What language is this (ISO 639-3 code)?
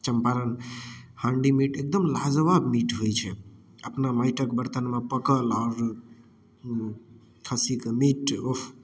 mai